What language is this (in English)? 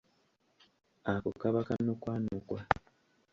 Ganda